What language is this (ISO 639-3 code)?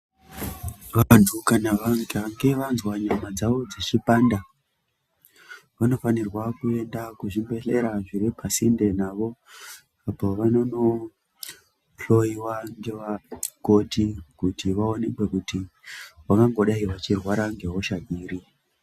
ndc